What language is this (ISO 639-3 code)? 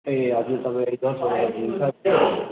nep